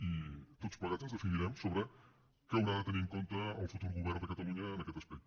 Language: Catalan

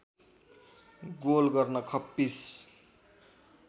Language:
Nepali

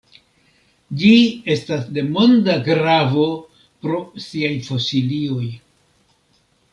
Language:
Esperanto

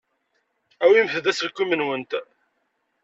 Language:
Kabyle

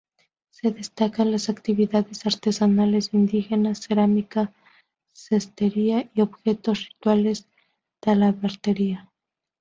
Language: Spanish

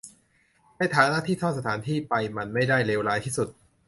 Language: Thai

